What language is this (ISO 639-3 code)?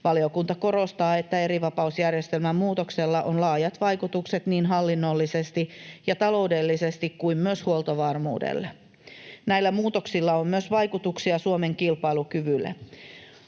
fin